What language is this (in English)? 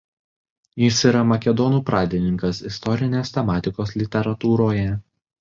Lithuanian